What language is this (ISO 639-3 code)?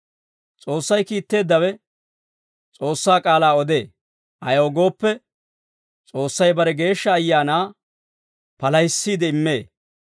dwr